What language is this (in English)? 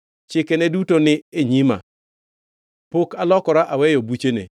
Luo (Kenya and Tanzania)